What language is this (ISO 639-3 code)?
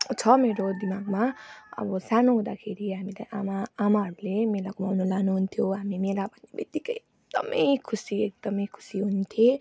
nep